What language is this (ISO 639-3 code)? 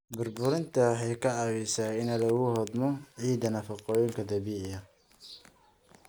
som